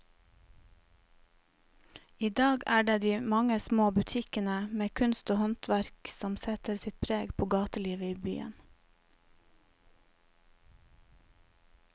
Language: Norwegian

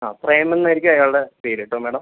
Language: Malayalam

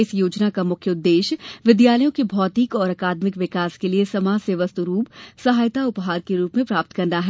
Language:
Hindi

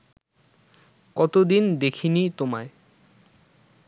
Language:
Bangla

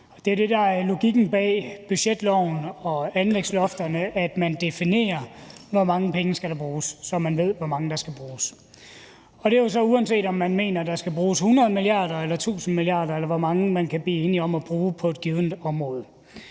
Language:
Danish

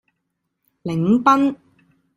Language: Cantonese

